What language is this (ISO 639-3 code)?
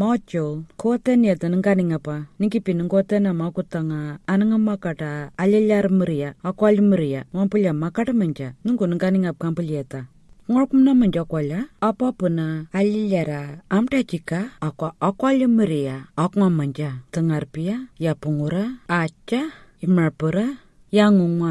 ind